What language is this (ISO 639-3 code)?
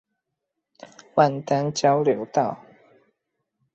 zho